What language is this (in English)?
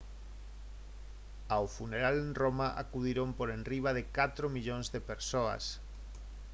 Galician